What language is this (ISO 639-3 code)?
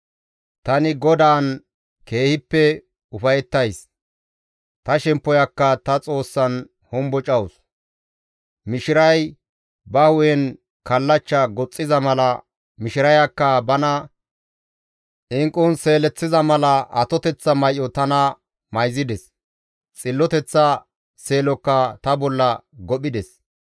gmv